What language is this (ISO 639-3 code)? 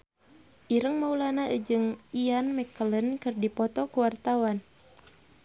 sun